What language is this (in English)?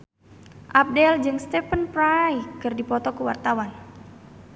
Sundanese